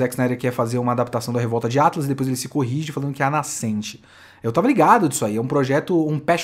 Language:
Portuguese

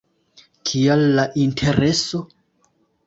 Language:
Esperanto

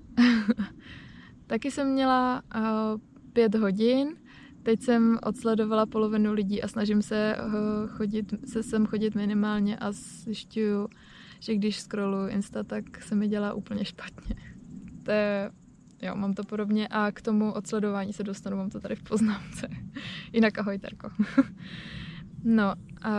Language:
Czech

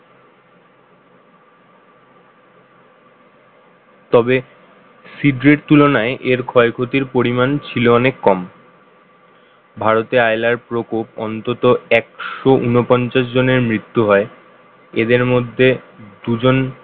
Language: Bangla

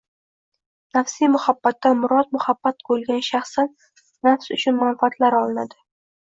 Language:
Uzbek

